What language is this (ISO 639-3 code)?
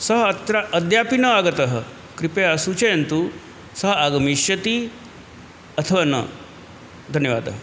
san